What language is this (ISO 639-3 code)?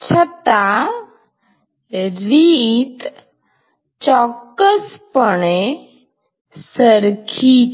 guj